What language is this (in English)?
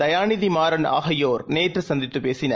Tamil